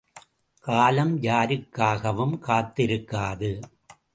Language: Tamil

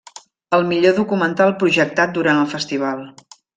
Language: Catalan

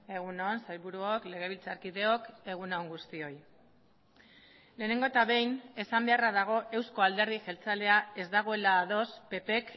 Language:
Basque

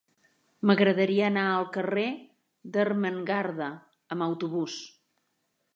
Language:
Catalan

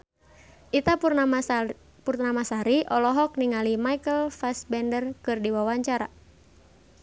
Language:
Sundanese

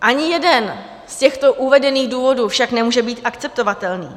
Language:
Czech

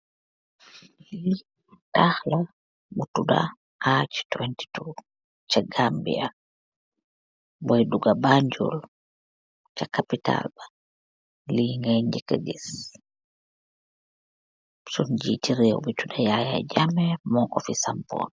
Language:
Wolof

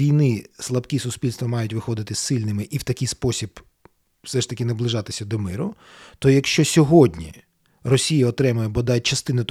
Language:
Ukrainian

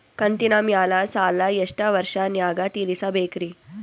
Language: Kannada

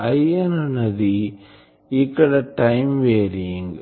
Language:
Telugu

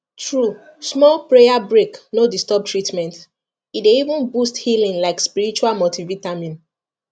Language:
Nigerian Pidgin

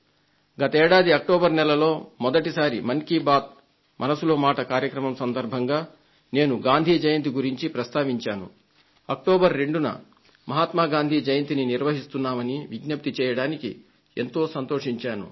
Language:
Telugu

